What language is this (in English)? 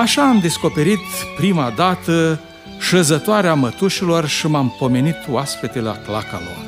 Romanian